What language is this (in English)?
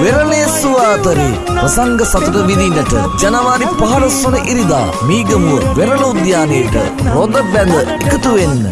Turkish